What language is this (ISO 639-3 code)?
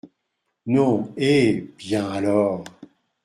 fra